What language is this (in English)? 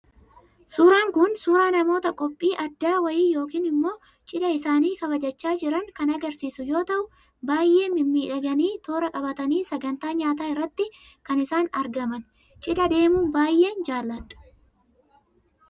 Oromo